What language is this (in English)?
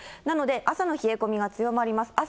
Japanese